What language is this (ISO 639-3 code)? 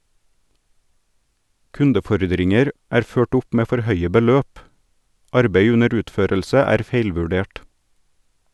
nor